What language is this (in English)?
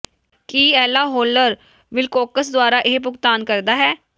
Punjabi